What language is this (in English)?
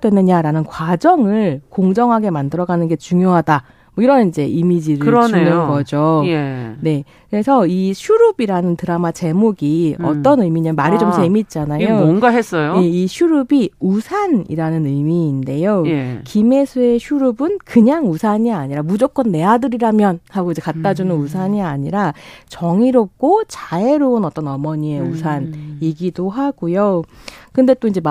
Korean